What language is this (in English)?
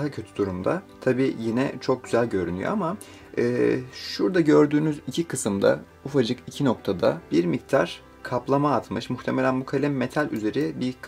Turkish